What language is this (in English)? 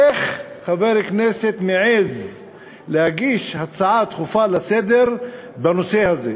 Hebrew